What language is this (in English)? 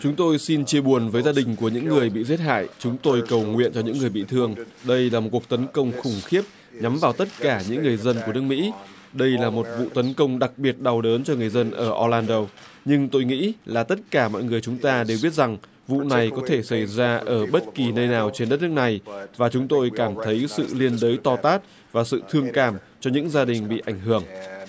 Vietnamese